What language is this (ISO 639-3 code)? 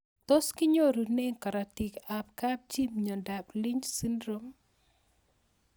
kln